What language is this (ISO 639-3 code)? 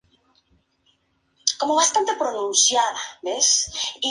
spa